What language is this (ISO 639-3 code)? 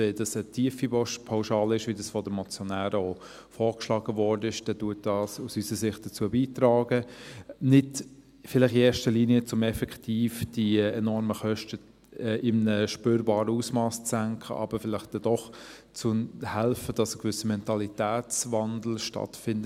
gsw